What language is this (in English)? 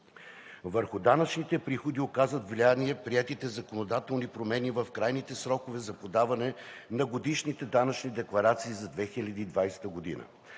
Bulgarian